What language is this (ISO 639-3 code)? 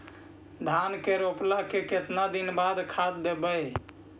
mag